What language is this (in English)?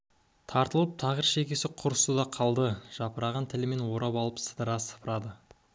Kazakh